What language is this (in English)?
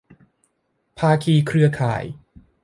Thai